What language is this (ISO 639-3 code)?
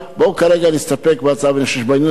heb